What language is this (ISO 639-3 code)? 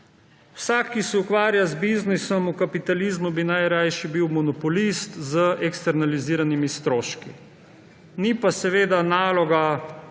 slv